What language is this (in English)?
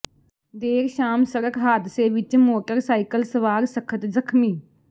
Punjabi